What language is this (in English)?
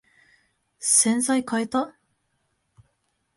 Japanese